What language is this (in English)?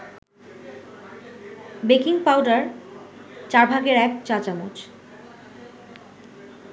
Bangla